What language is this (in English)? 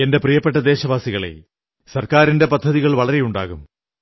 Malayalam